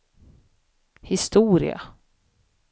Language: Swedish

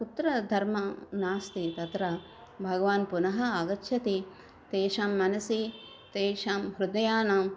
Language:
Sanskrit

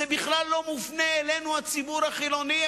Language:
Hebrew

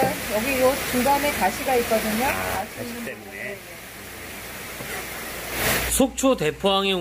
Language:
Korean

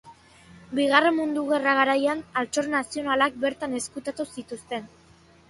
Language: Basque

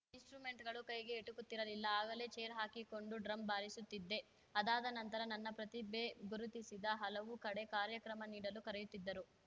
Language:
Kannada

